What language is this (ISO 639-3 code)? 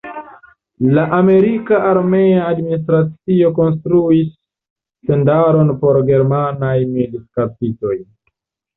epo